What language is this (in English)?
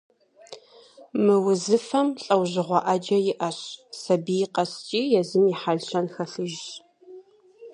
Kabardian